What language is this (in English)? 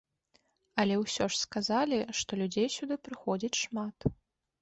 Belarusian